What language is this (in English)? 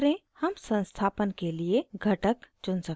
Hindi